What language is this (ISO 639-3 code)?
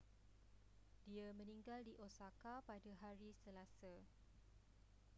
msa